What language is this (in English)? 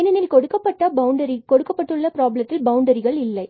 Tamil